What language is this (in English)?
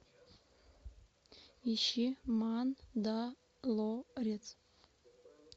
Russian